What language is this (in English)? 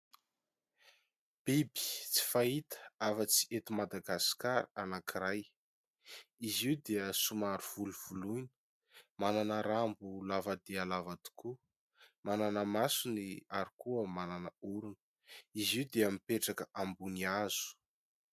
Malagasy